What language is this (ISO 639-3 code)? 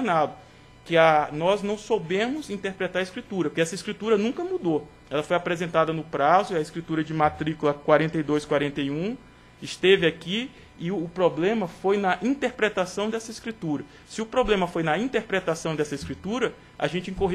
por